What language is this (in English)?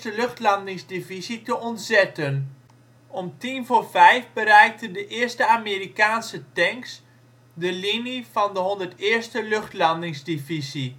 Dutch